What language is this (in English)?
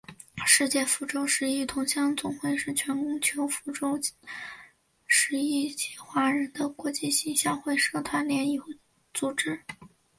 Chinese